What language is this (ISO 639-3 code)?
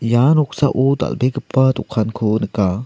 grt